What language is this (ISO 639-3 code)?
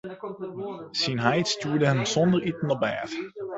fry